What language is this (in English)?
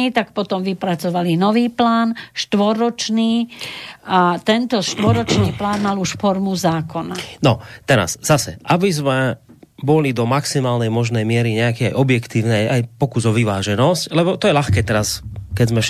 Slovak